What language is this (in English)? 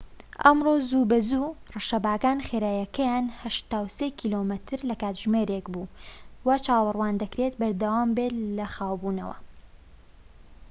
Central Kurdish